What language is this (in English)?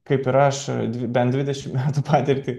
Lithuanian